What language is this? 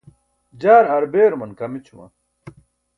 Burushaski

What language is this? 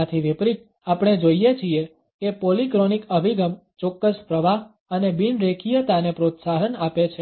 Gujarati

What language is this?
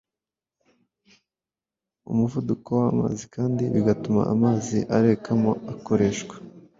Kinyarwanda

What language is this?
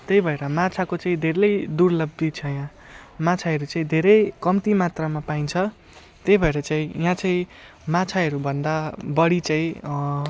Nepali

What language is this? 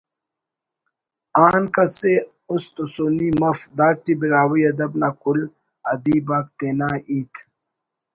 Brahui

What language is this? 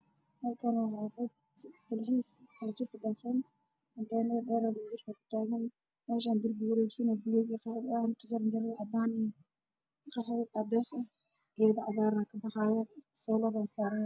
Somali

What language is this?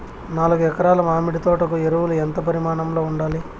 Telugu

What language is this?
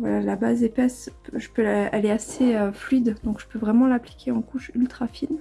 French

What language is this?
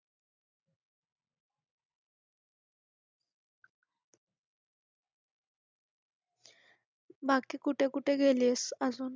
Marathi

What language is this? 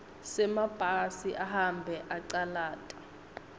Swati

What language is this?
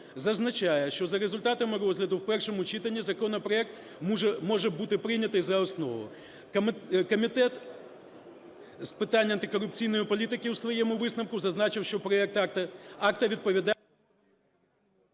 Ukrainian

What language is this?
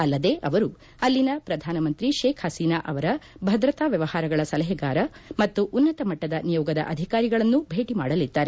Kannada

